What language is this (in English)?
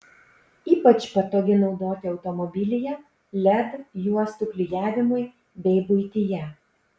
Lithuanian